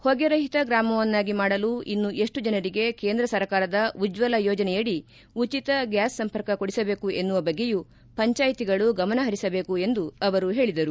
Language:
Kannada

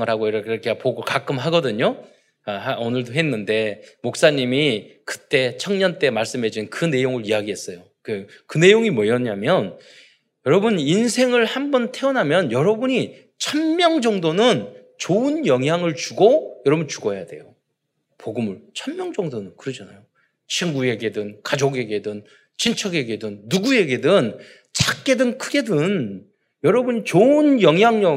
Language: Korean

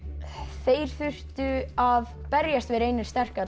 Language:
Icelandic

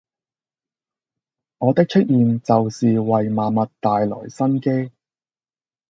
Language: Cantonese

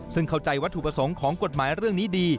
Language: Thai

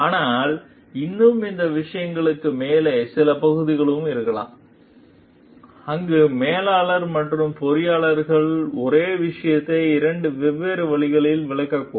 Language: Tamil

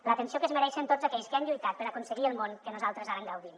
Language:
Catalan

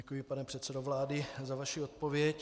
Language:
Czech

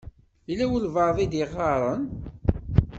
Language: Kabyle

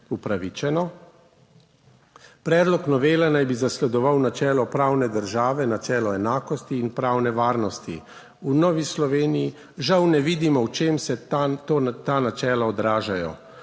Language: Slovenian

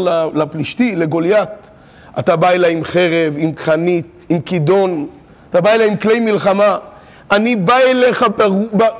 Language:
Hebrew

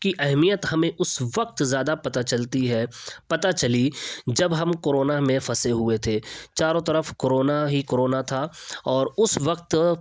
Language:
Urdu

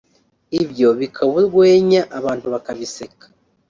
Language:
Kinyarwanda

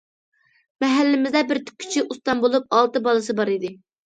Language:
Uyghur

